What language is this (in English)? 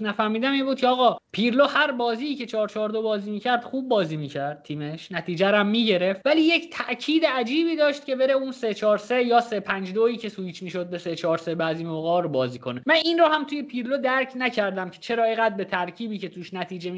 Persian